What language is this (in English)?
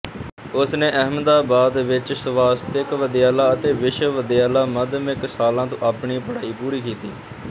Punjabi